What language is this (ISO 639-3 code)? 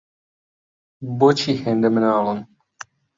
ckb